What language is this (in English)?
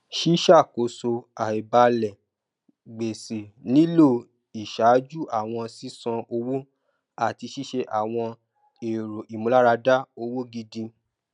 Yoruba